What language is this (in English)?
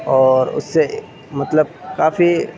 Urdu